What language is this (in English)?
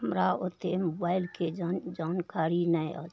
Maithili